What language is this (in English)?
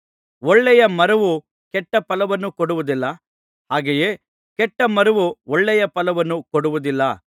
Kannada